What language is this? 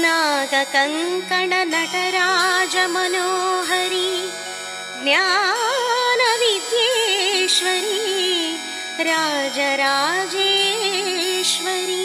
Kannada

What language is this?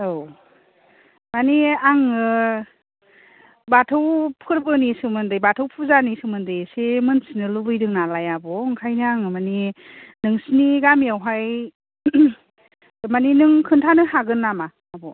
Bodo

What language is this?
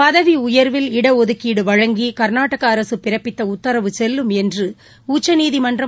Tamil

